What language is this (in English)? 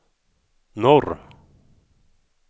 Swedish